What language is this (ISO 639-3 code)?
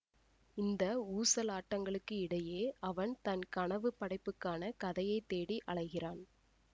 tam